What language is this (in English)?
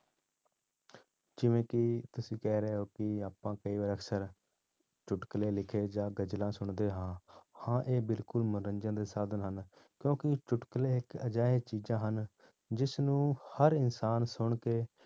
Punjabi